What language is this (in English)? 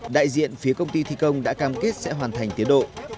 Vietnamese